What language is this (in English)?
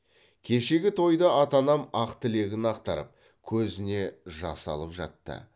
Kazakh